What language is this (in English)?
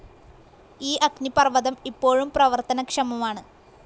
Malayalam